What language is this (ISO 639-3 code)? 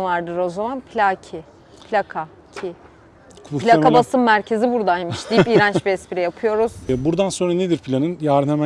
tur